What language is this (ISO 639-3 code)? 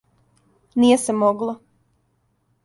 srp